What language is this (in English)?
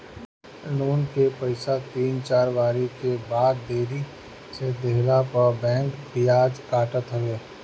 Bhojpuri